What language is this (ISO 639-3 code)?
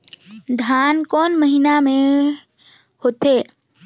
hne